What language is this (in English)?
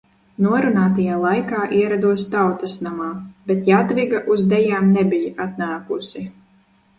Latvian